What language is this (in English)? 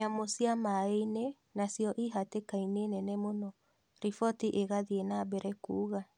Kikuyu